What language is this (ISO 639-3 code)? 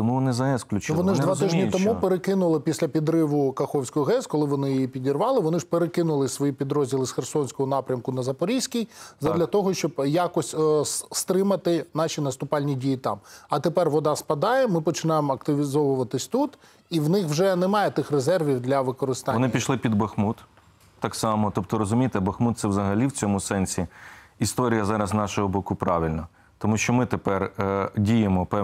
ukr